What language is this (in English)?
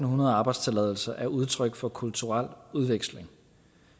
Danish